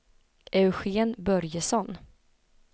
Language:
Swedish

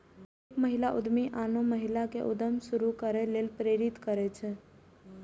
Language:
Maithili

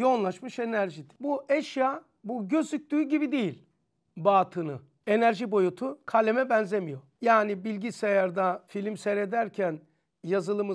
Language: Turkish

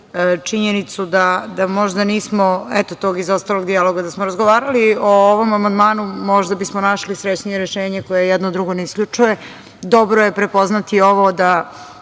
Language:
Serbian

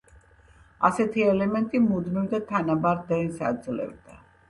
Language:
Georgian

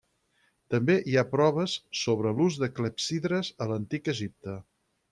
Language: Catalan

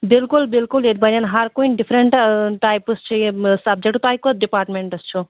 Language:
Kashmiri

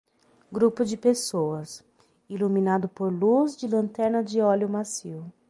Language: Portuguese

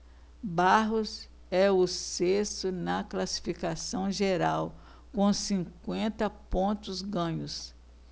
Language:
Portuguese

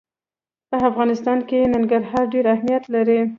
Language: Pashto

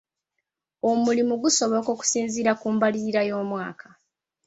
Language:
Ganda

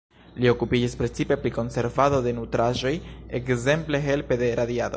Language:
Esperanto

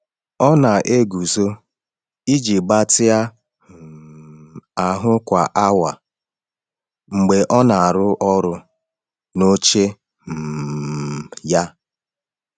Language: Igbo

